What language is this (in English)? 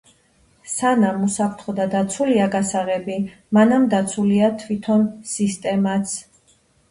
Georgian